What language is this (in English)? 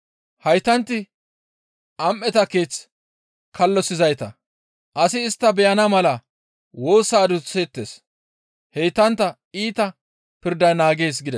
Gamo